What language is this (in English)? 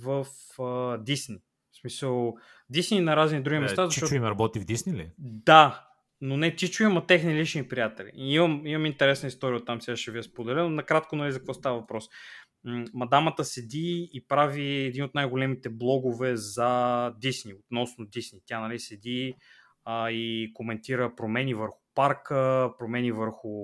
Bulgarian